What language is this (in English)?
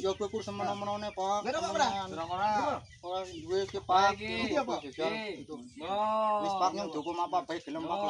Indonesian